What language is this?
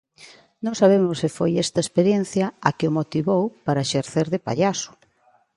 Galician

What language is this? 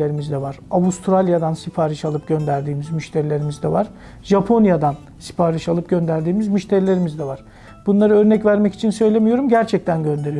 Turkish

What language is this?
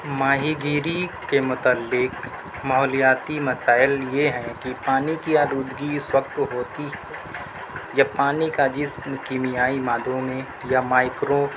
Urdu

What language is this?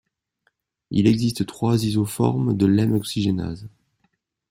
French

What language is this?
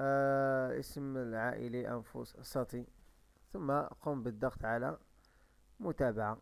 Arabic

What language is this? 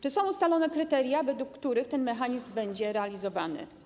Polish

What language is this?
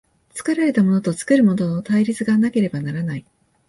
Japanese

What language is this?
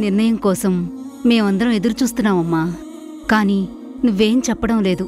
Telugu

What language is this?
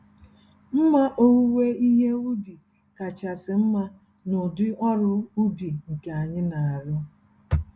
Igbo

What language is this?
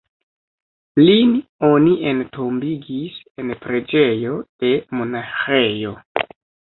Esperanto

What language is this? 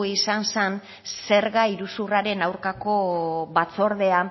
Basque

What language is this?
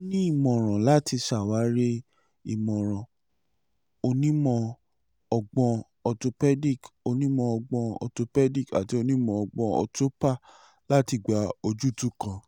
Yoruba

